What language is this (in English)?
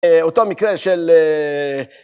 Hebrew